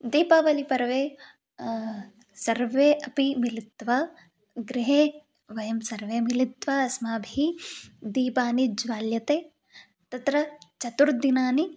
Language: Sanskrit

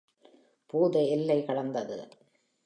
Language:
Tamil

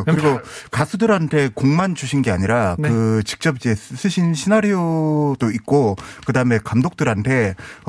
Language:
Korean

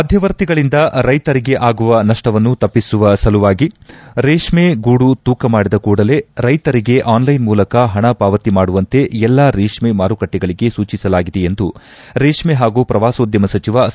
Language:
Kannada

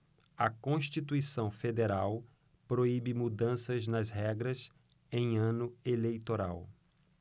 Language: Portuguese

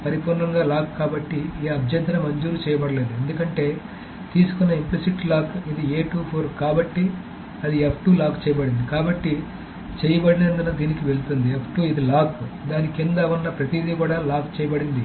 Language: Telugu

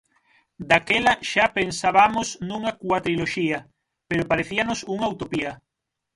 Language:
Galician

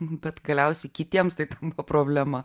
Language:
Lithuanian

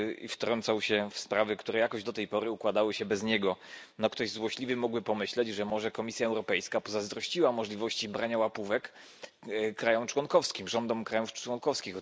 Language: Polish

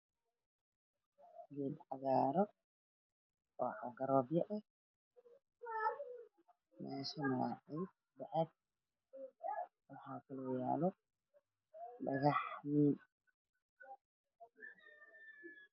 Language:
Somali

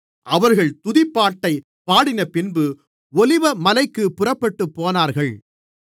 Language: Tamil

